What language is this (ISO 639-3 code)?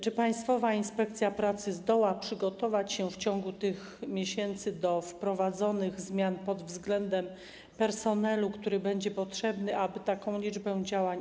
pol